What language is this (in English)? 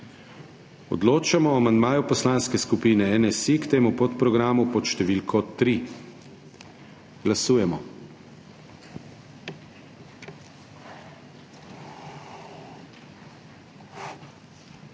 Slovenian